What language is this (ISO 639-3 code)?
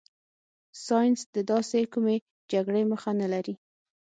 pus